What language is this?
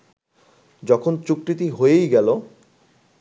Bangla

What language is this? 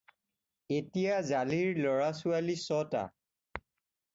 Assamese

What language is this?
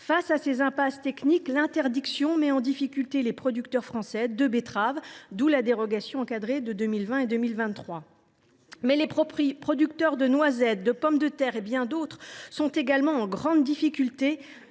French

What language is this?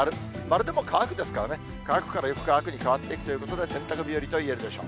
Japanese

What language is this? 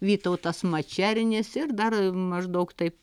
Lithuanian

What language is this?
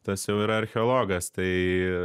Lithuanian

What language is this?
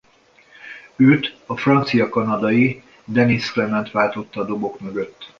Hungarian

